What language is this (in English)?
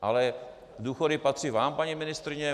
Czech